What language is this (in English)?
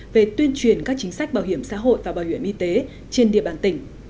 Vietnamese